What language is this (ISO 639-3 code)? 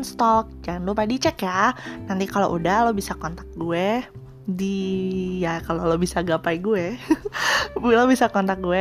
ind